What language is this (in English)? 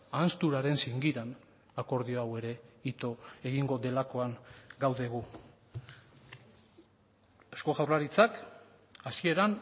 Basque